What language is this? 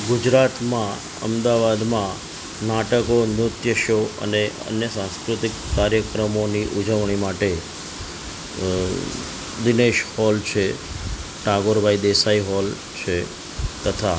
Gujarati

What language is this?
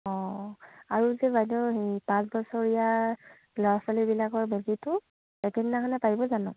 Assamese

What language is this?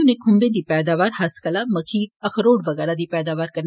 Dogri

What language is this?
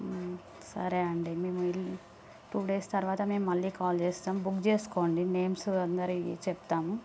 Telugu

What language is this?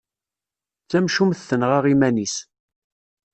Kabyle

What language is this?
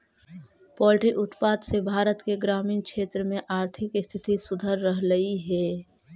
Magahi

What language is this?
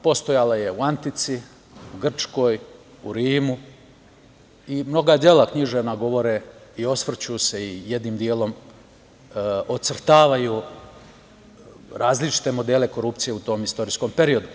Serbian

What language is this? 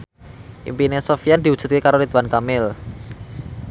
Javanese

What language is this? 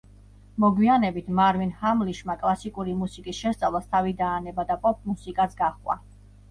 Georgian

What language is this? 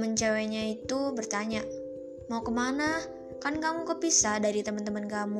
Indonesian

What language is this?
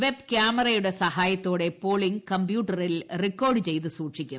Malayalam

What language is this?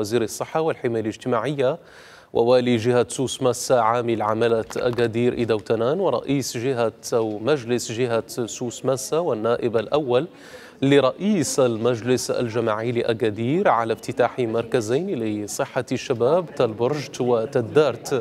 Arabic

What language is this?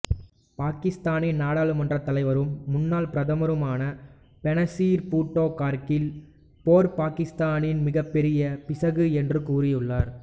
Tamil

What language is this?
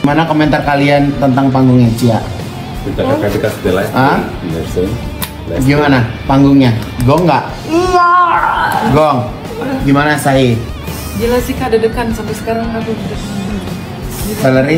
Indonesian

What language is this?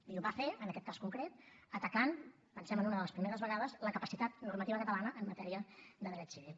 Catalan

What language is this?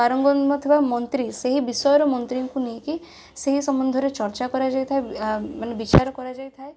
Odia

